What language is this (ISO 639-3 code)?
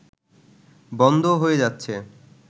ben